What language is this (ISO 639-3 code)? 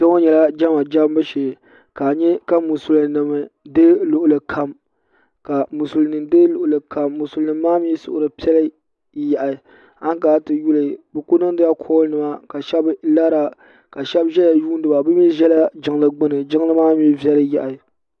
dag